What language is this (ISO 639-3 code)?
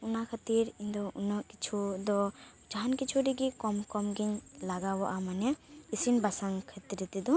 sat